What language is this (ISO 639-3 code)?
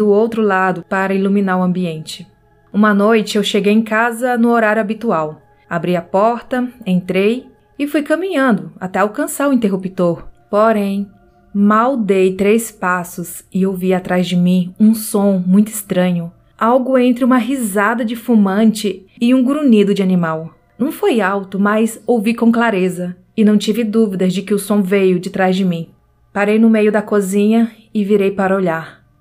por